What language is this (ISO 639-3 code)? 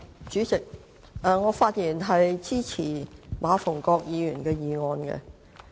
yue